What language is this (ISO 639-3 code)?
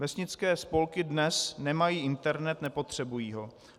ces